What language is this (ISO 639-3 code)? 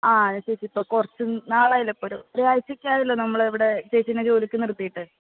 mal